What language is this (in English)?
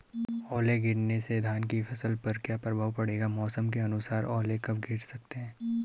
Hindi